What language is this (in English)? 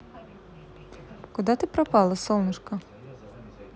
Russian